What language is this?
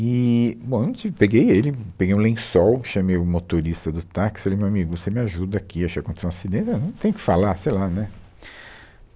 Portuguese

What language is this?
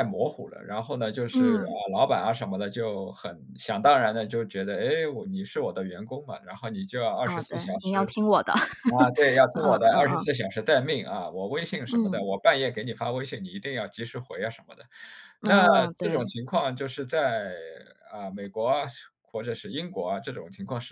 Chinese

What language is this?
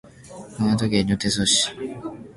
Japanese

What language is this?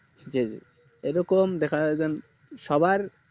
Bangla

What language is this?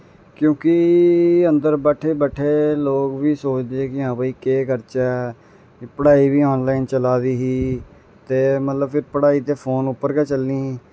Dogri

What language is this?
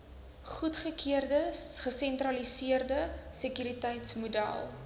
Afrikaans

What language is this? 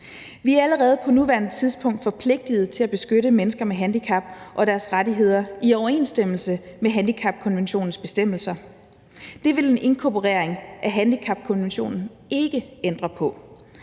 Danish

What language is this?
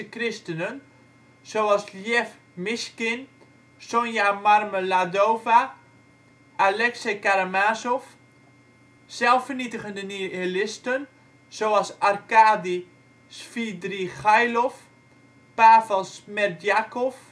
Dutch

